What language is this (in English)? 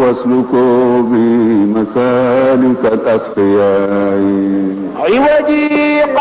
Arabic